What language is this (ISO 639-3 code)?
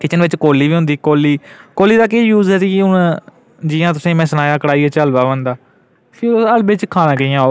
doi